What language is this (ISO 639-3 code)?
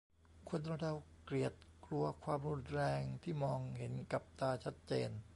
tha